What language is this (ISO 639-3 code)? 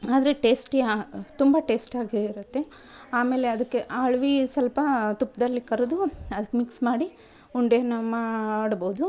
kan